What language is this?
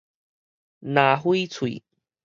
Min Nan Chinese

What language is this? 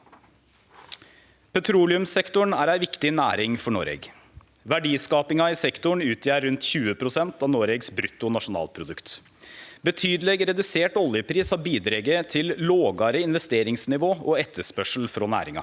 Norwegian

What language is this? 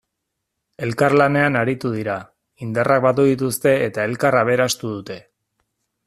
Basque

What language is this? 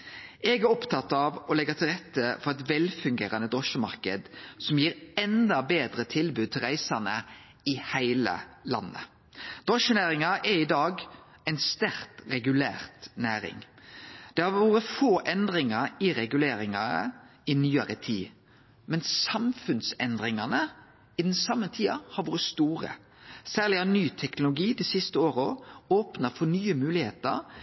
Norwegian Nynorsk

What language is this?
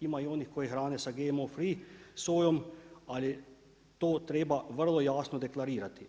Croatian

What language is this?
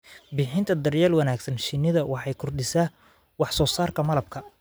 Somali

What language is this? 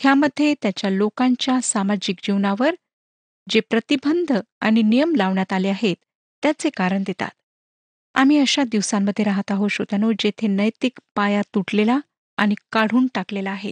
Marathi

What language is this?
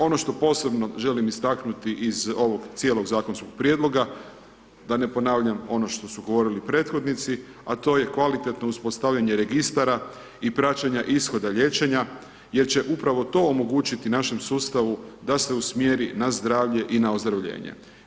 Croatian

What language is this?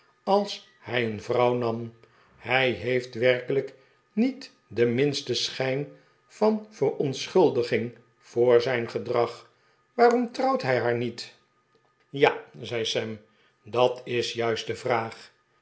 Dutch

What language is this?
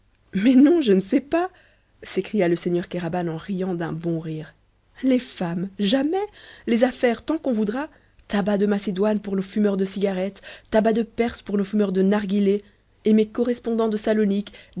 French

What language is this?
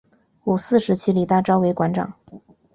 Chinese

